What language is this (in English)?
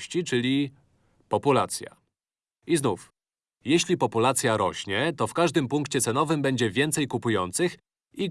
Polish